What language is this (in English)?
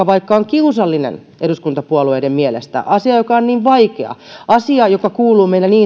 Finnish